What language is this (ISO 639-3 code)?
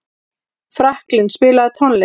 isl